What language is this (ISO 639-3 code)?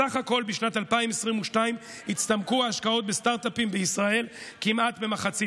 heb